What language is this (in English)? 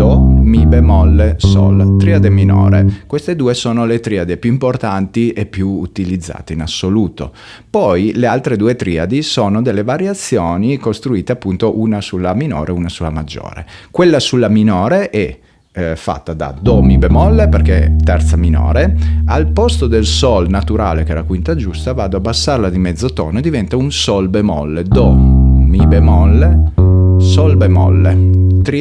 Italian